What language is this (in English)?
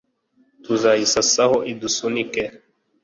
Kinyarwanda